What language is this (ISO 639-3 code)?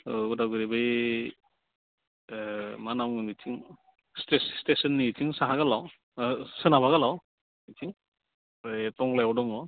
brx